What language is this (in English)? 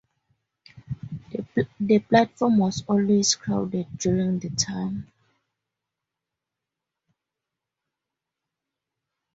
English